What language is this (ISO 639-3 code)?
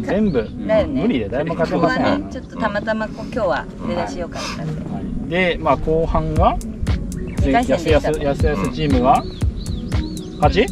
jpn